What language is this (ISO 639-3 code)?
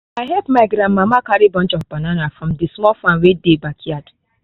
pcm